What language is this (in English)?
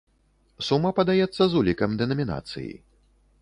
Belarusian